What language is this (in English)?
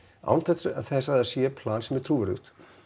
Icelandic